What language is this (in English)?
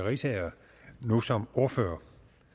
Danish